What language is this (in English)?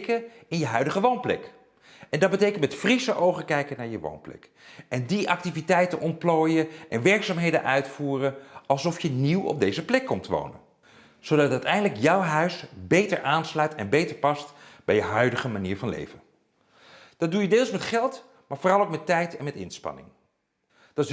Dutch